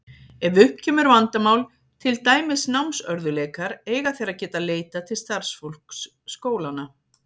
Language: Icelandic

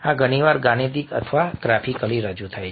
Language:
Gujarati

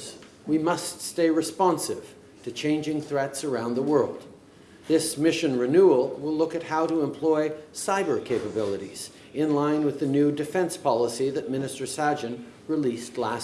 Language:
English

